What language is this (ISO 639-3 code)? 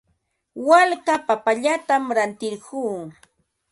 qva